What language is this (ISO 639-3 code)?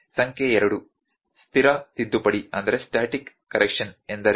kan